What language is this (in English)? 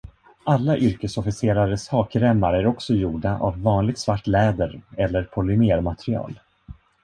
Swedish